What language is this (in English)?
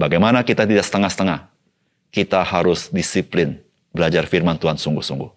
Indonesian